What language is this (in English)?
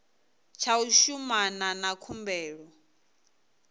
Venda